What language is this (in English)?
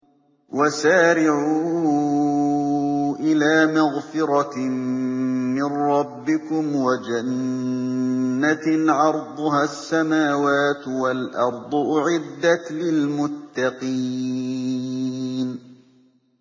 Arabic